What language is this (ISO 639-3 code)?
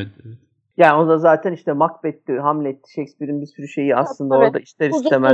tur